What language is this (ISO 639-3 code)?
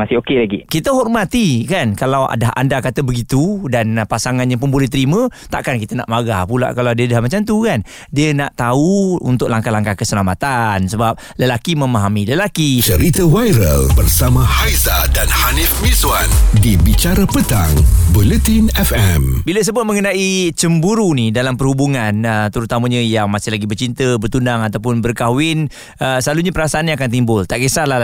msa